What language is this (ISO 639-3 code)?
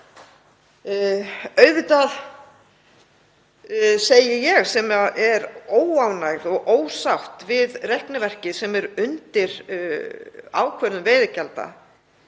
isl